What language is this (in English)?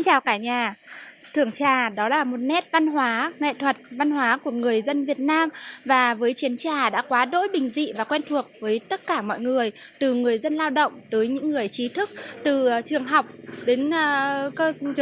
Vietnamese